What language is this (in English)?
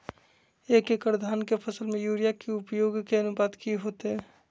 Magahi